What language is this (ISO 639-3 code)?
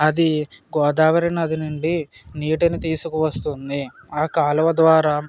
tel